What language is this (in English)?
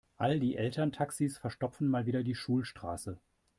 German